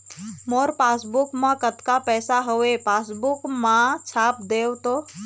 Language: Chhattisgarhi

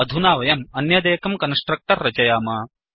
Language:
Sanskrit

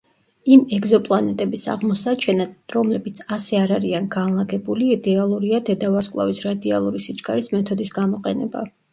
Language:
Georgian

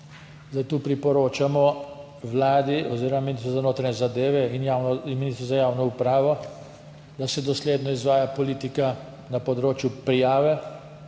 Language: Slovenian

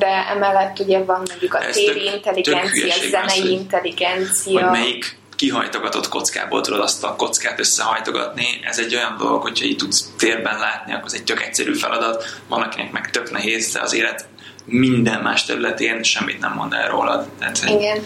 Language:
Hungarian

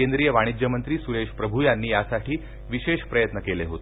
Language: Marathi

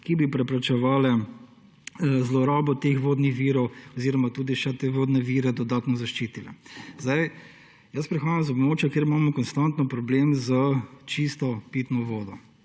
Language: Slovenian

